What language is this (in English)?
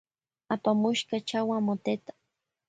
Loja Highland Quichua